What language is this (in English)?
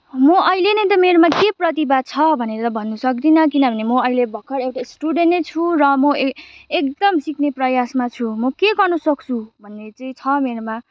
Nepali